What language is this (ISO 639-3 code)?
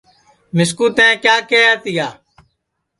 ssi